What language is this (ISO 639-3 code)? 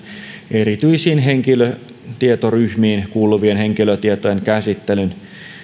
fin